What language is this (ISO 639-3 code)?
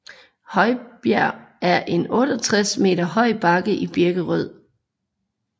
dan